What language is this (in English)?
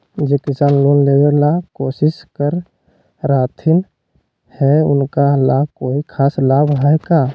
Magahi